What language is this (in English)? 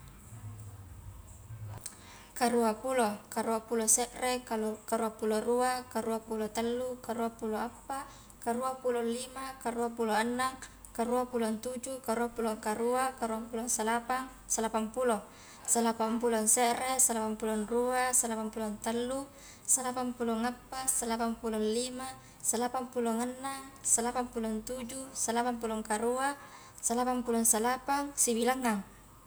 Highland Konjo